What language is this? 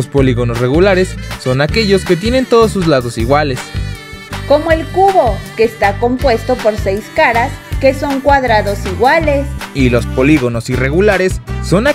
Spanish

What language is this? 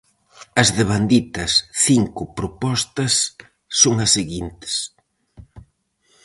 Galician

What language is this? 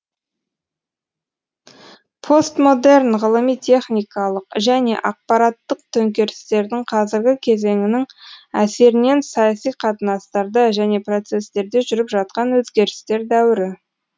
Kazakh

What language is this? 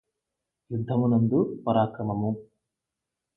Telugu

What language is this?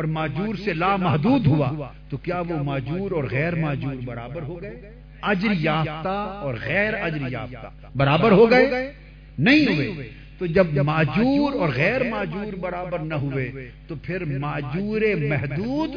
Urdu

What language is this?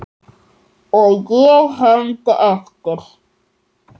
Icelandic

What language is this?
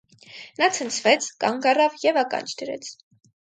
Armenian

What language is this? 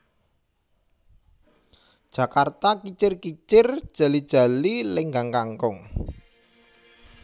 Javanese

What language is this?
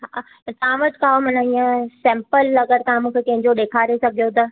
Sindhi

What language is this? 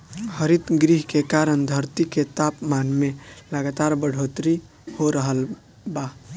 Bhojpuri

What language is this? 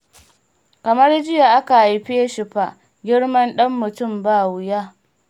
Hausa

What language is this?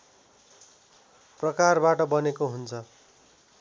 Nepali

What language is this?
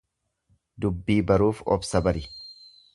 Oromo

